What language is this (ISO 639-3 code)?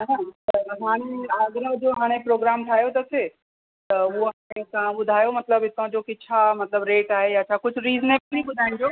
snd